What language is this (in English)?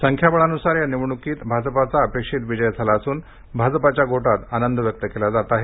Marathi